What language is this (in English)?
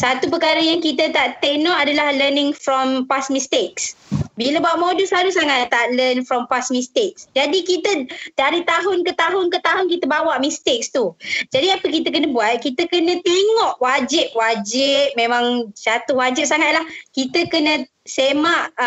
Malay